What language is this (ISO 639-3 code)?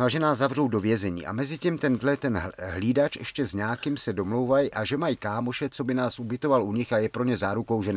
ces